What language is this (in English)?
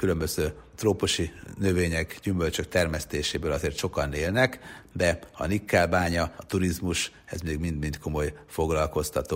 Hungarian